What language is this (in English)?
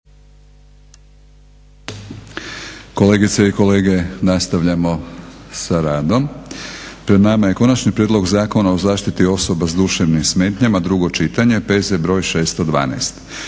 Croatian